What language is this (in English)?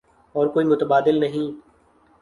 Urdu